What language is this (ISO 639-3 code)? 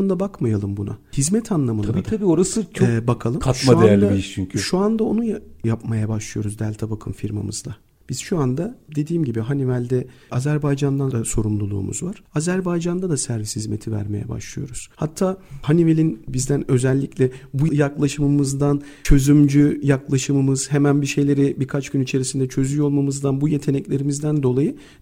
tur